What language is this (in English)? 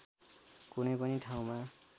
Nepali